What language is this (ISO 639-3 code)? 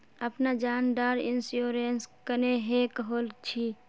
mag